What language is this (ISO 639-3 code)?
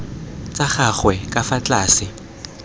tsn